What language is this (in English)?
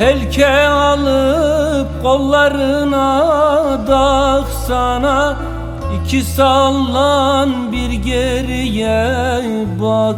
Turkish